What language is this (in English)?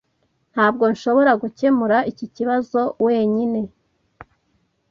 Kinyarwanda